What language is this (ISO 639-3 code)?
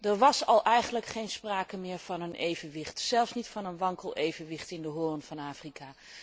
nld